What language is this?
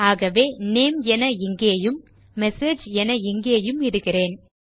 Tamil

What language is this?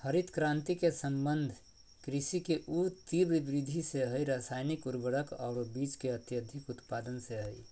Magahi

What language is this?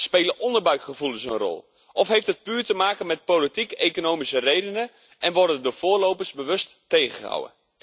Dutch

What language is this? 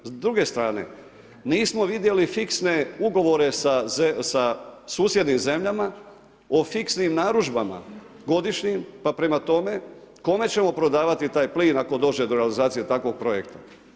Croatian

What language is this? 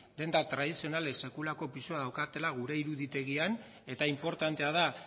Basque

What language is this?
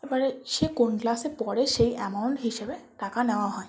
Bangla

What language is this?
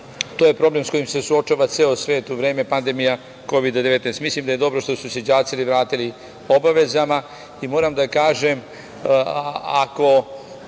Serbian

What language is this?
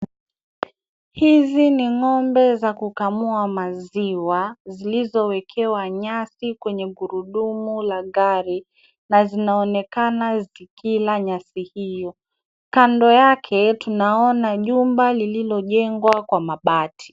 Swahili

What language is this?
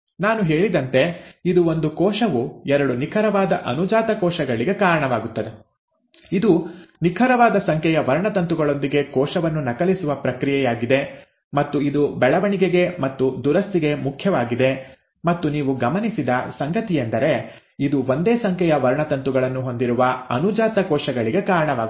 Kannada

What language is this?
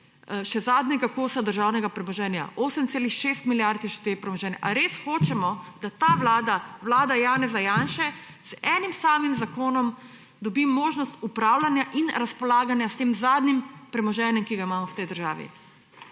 Slovenian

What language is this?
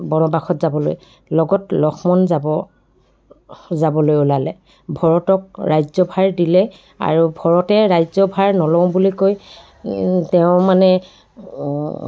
Assamese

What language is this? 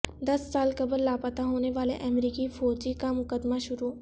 Urdu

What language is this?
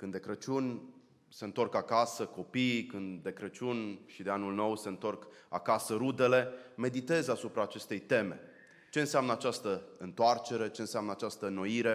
Romanian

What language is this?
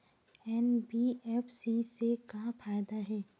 Chhattisgarhi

